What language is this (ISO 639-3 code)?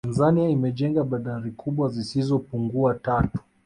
swa